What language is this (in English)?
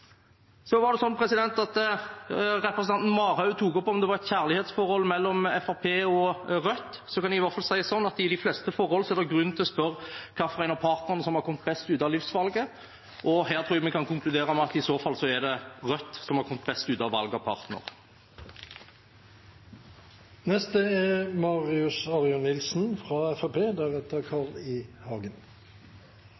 Norwegian Bokmål